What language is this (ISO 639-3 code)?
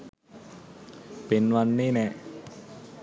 sin